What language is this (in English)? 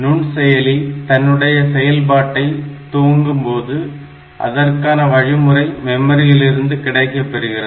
Tamil